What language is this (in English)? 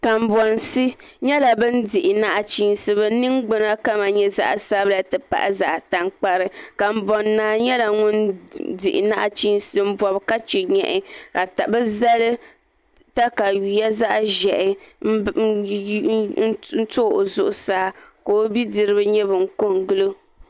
Dagbani